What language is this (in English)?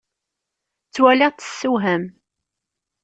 Kabyle